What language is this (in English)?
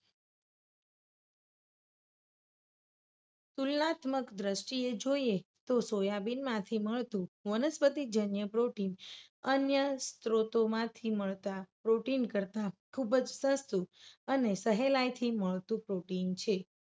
Gujarati